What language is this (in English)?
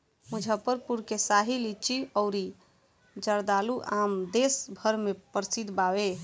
Bhojpuri